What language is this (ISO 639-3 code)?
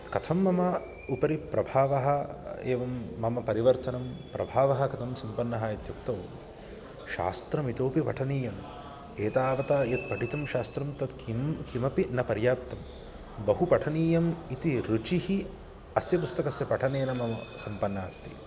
san